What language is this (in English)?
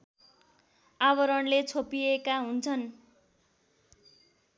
Nepali